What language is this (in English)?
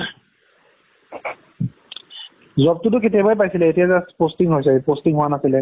Assamese